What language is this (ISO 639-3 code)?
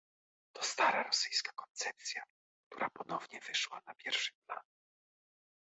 pol